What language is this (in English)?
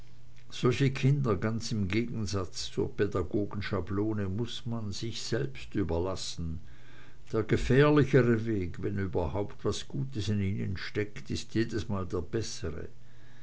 German